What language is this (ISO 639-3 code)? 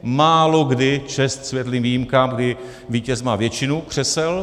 ces